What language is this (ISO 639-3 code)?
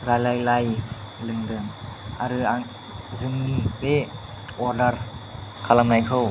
brx